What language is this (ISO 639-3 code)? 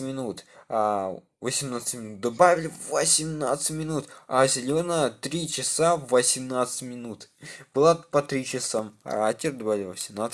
rus